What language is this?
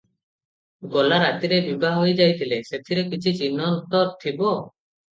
Odia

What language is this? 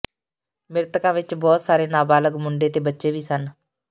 Punjabi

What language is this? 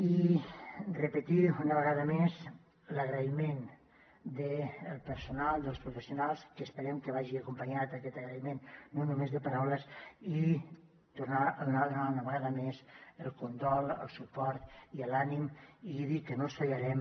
Catalan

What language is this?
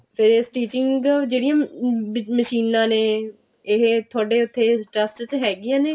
Punjabi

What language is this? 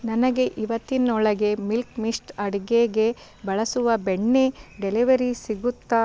Kannada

